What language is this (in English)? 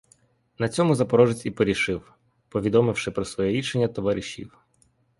Ukrainian